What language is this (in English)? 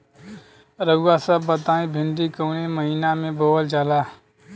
Bhojpuri